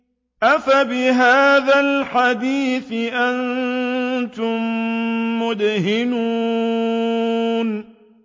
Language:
Arabic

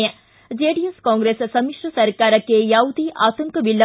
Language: Kannada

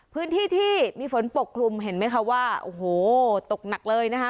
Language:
Thai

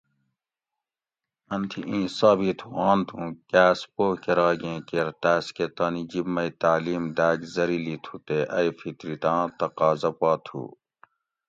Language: Gawri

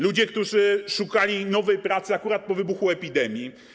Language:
Polish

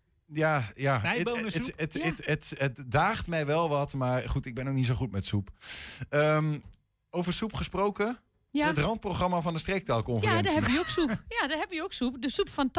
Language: Dutch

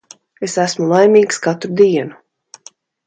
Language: Latvian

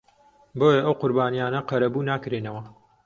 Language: Central Kurdish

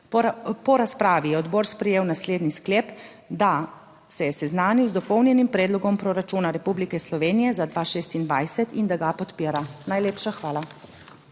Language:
Slovenian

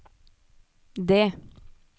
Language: Norwegian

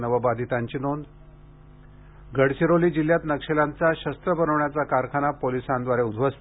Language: Marathi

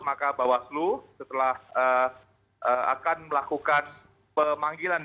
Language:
Indonesian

